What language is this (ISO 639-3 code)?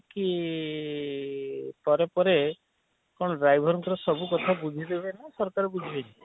ori